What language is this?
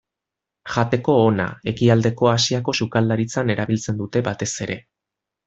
Basque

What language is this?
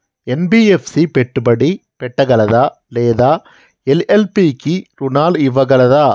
Telugu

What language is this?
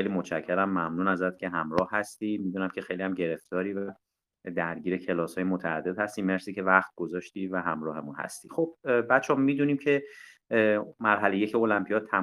Persian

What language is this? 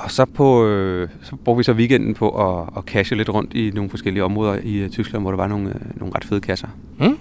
Danish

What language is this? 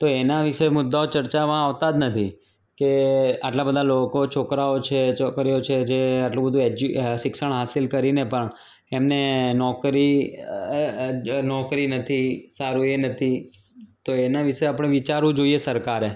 Gujarati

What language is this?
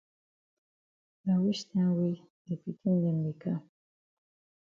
Cameroon Pidgin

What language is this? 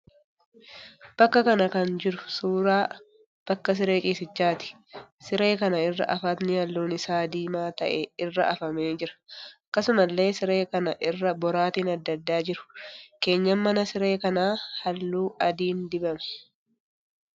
Oromo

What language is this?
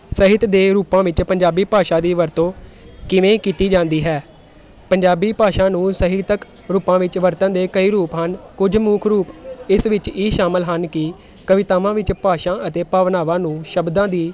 Punjabi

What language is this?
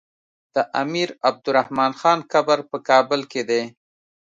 Pashto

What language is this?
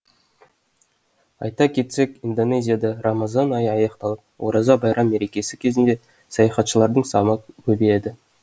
Kazakh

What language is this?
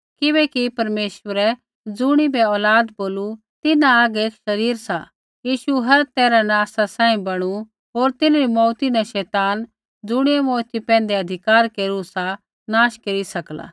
Kullu Pahari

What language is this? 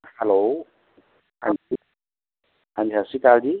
Punjabi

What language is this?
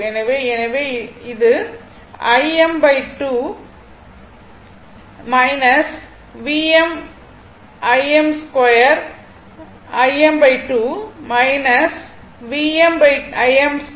Tamil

